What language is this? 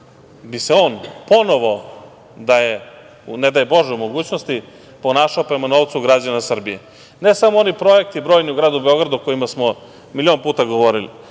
Serbian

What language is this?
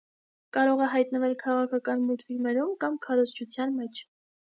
Armenian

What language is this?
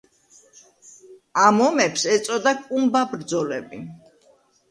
Georgian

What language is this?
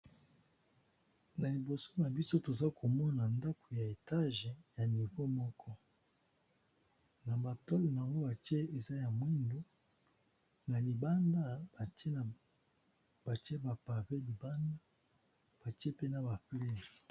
Lingala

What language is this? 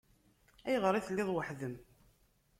Kabyle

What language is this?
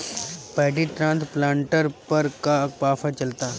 Bhojpuri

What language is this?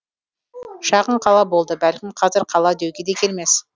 Kazakh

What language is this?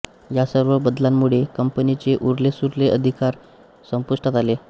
Marathi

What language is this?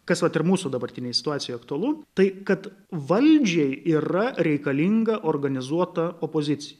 Lithuanian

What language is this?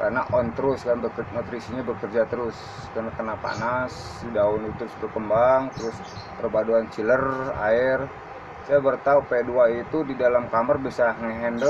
Indonesian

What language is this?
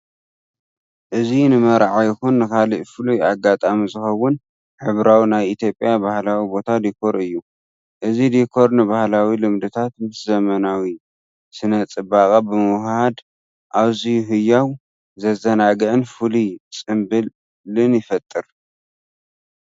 Tigrinya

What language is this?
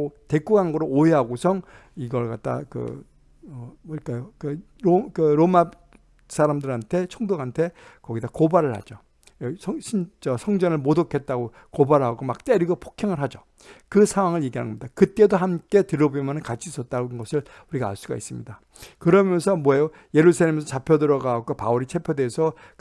Korean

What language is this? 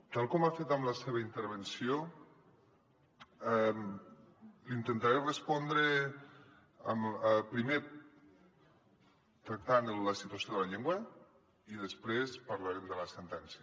Catalan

